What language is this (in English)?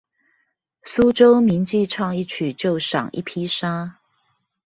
Chinese